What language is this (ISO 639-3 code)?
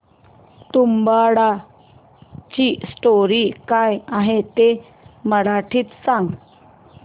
mar